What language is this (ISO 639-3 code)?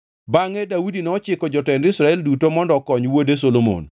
luo